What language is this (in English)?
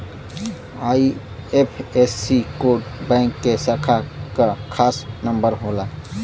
Bhojpuri